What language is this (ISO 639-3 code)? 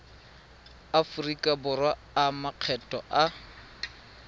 tsn